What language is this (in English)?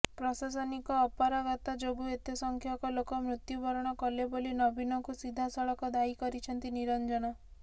Odia